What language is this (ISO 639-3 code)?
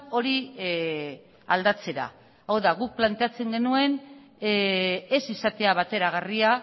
eus